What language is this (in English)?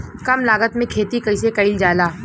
Bhojpuri